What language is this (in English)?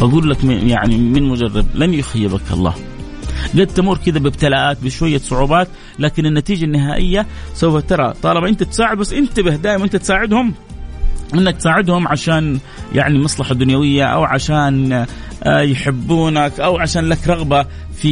Arabic